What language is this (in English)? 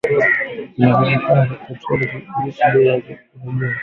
Swahili